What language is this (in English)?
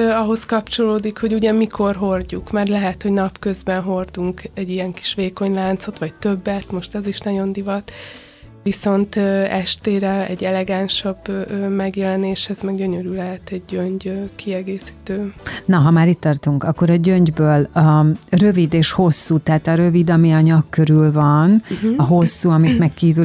Hungarian